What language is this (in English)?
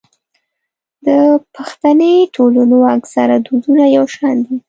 Pashto